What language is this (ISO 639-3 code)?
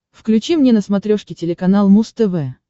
rus